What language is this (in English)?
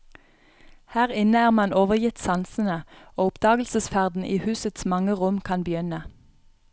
Norwegian